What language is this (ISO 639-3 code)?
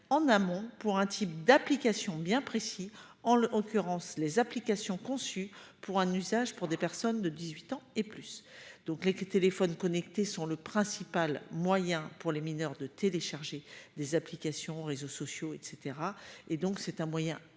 fra